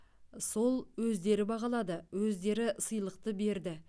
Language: Kazakh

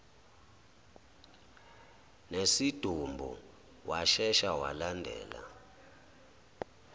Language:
Zulu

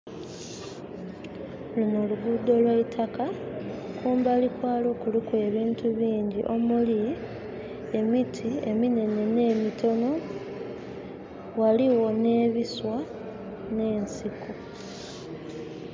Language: Soga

